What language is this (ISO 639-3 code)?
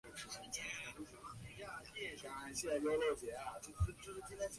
zho